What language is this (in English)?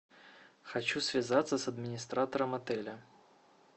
Russian